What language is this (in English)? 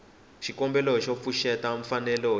Tsonga